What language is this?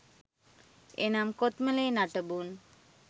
Sinhala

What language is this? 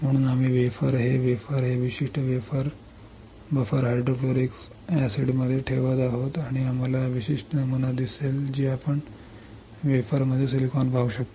Marathi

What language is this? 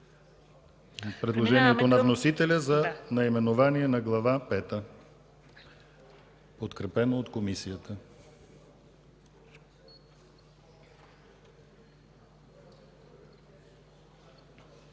Bulgarian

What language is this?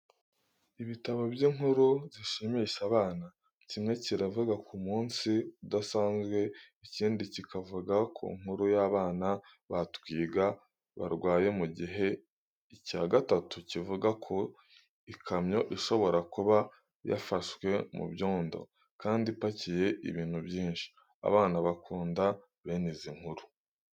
Kinyarwanda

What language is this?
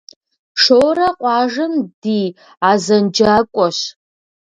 Kabardian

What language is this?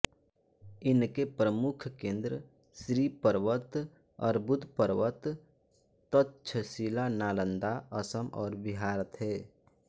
Hindi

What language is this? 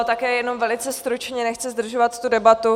Czech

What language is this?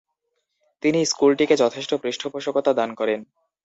Bangla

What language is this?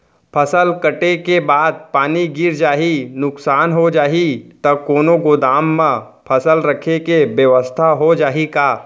Chhattisgarhi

